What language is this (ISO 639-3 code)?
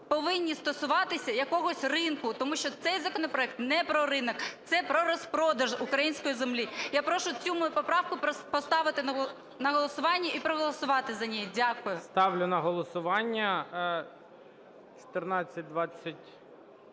ukr